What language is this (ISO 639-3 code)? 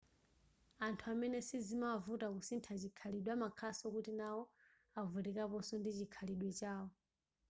nya